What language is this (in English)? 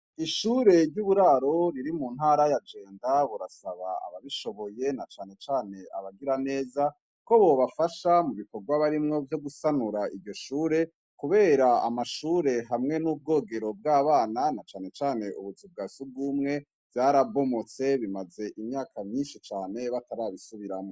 Rundi